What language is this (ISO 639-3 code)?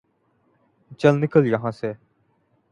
urd